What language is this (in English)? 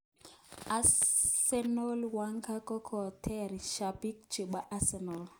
Kalenjin